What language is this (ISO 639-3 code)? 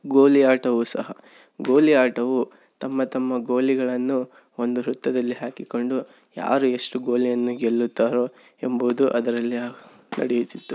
kan